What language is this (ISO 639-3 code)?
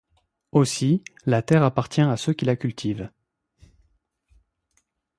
fra